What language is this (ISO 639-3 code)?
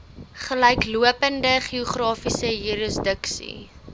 afr